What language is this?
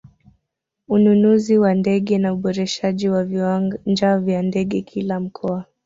Swahili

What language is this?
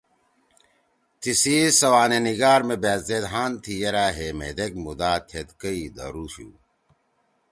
Torwali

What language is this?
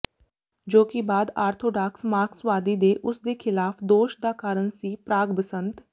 Punjabi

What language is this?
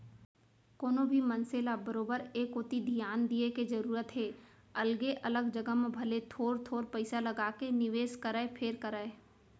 Chhattisgarhi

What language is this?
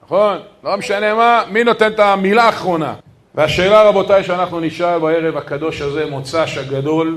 Hebrew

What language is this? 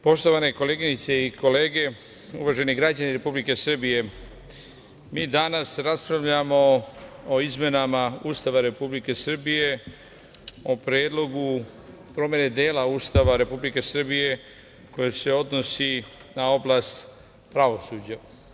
Serbian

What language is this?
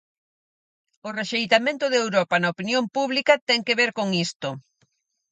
Galician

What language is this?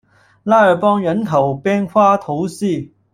Chinese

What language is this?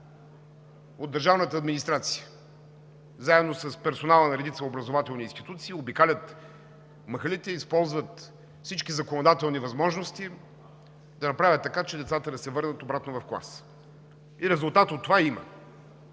Bulgarian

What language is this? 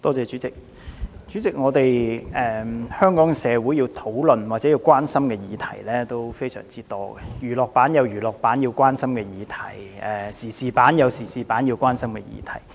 Cantonese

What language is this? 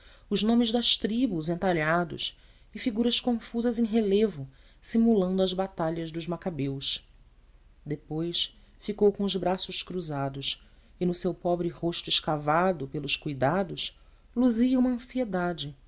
Portuguese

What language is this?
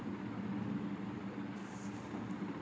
Telugu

